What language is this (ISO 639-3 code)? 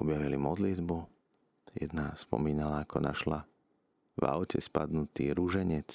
slk